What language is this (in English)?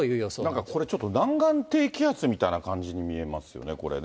Japanese